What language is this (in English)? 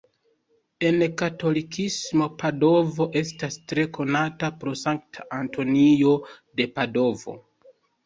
Esperanto